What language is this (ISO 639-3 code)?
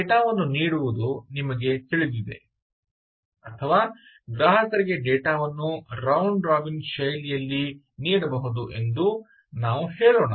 kan